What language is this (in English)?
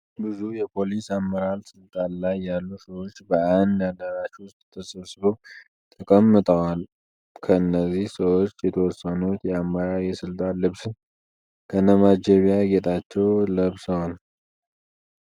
Amharic